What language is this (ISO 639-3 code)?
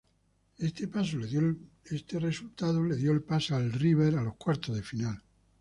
spa